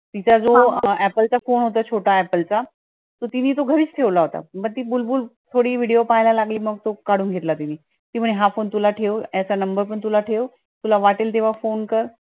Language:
Marathi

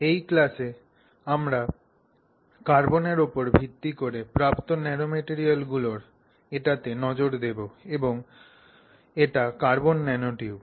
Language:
Bangla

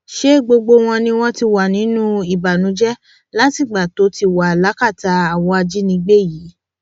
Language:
Yoruba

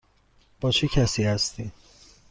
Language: Persian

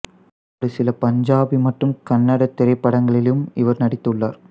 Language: Tamil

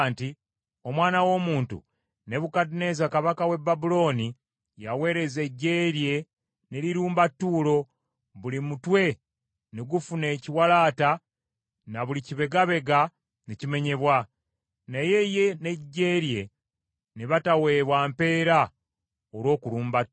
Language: Ganda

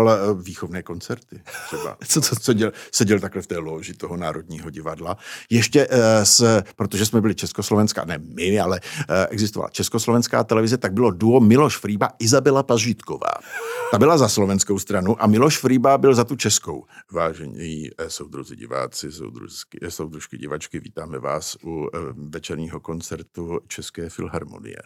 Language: Czech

